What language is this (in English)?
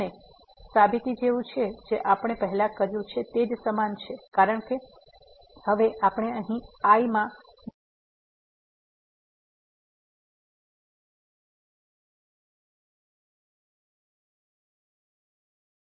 Gujarati